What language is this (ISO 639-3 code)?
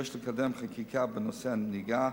heb